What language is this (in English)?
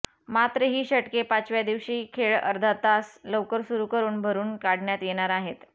Marathi